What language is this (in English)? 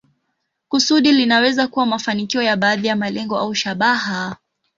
Swahili